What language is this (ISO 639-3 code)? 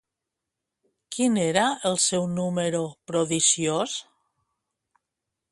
cat